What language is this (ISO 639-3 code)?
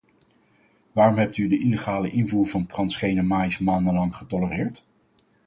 nld